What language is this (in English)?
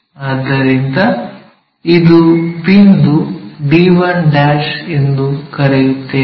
Kannada